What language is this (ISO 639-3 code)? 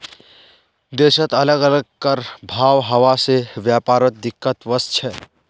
mag